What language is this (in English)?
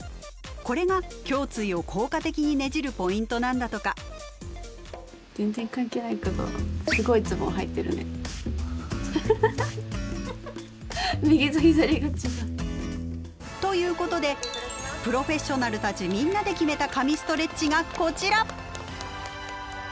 Japanese